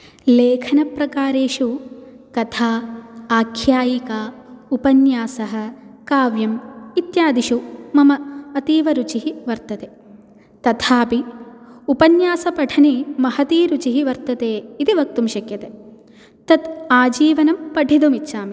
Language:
Sanskrit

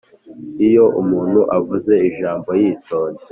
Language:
Kinyarwanda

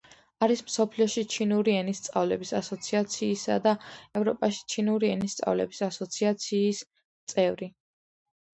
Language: Georgian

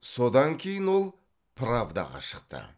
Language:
Kazakh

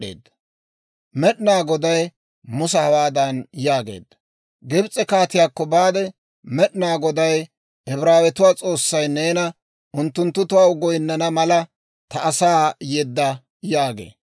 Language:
Dawro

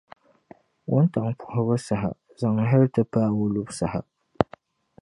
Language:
Dagbani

